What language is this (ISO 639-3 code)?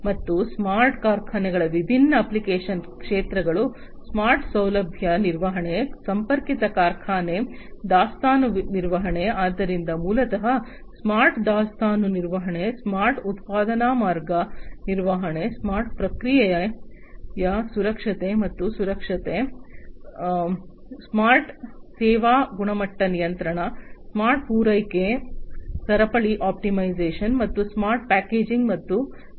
kan